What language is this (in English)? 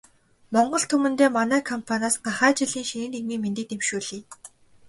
Mongolian